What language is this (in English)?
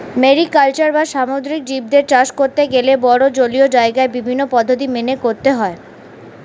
Bangla